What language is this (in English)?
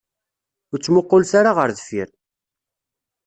Kabyle